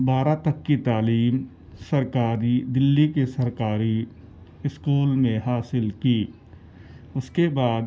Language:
Urdu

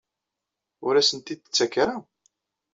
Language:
Kabyle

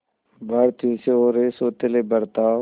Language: Hindi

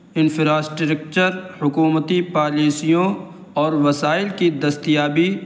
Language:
Urdu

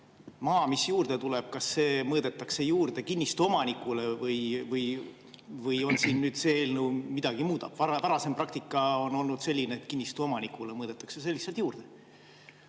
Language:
Estonian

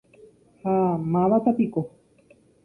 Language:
Guarani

